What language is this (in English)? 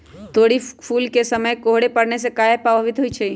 Magahi